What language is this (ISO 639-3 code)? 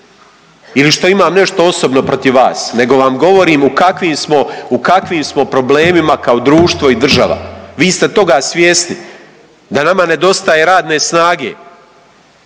hrv